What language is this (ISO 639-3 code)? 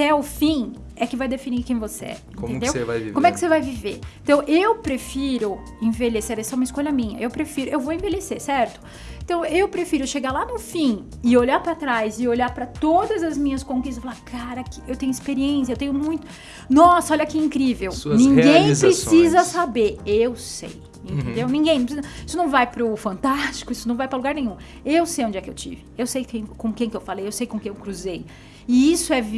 por